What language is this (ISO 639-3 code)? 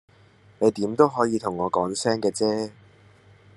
yue